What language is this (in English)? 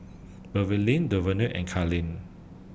English